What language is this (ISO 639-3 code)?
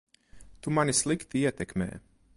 lav